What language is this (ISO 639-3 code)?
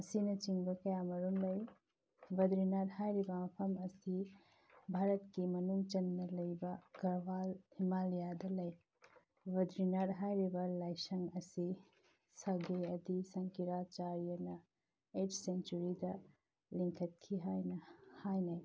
mni